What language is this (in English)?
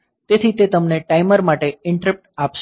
Gujarati